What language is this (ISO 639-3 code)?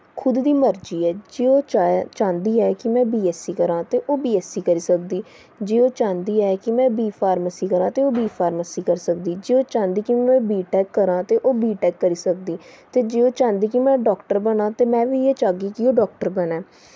doi